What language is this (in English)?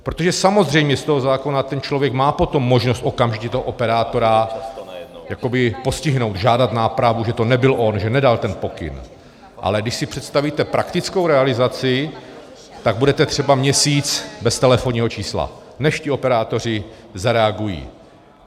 Czech